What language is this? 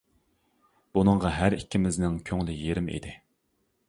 Uyghur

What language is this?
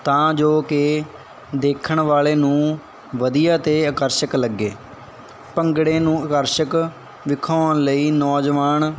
Punjabi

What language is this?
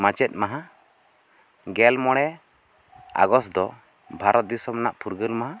Santali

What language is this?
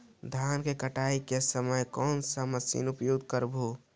Magahi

